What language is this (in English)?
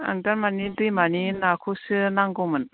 Bodo